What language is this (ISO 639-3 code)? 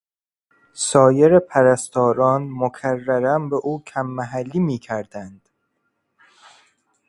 fas